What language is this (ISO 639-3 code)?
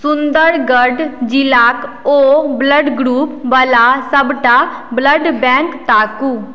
mai